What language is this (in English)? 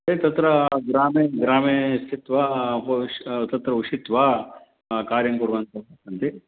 Sanskrit